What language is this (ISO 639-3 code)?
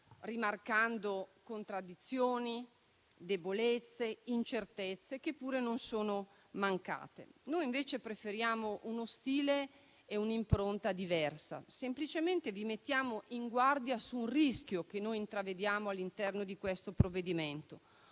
ita